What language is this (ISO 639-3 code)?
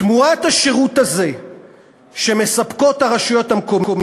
heb